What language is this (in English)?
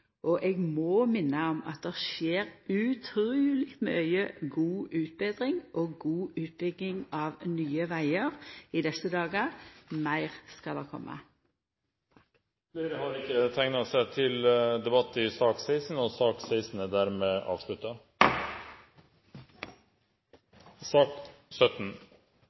Norwegian